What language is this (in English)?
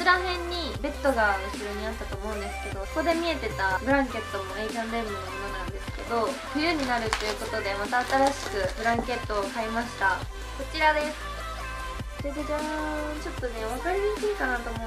Japanese